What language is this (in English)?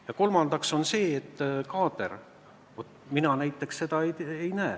Estonian